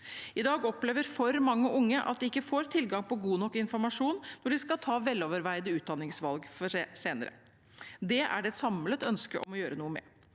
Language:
Norwegian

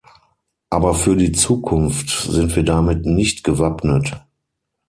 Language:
German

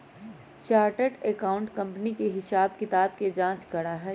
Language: Magahi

